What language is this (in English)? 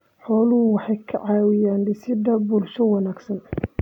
Somali